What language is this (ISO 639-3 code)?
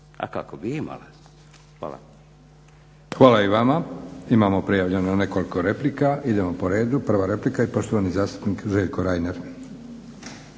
hrv